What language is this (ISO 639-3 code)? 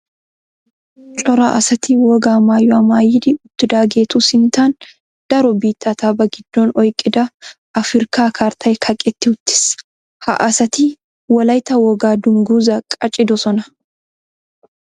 wal